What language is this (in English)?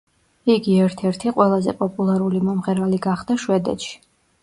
Georgian